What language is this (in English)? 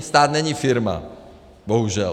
Czech